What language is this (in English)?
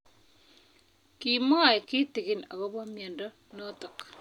Kalenjin